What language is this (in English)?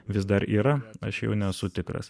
Lithuanian